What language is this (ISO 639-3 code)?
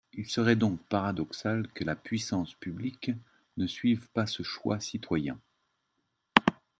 fra